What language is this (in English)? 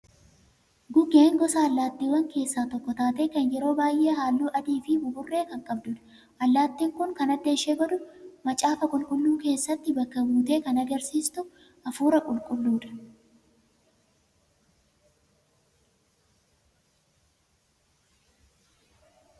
Oromo